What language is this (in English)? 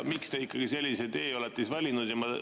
Estonian